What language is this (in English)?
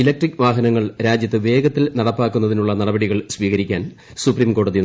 Malayalam